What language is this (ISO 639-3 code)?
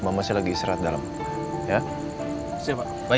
ind